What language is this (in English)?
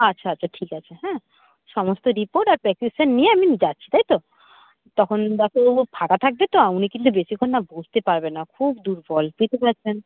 Bangla